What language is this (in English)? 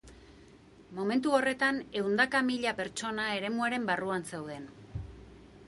Basque